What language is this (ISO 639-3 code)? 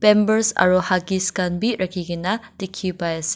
nag